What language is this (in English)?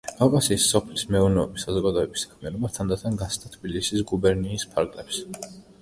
Georgian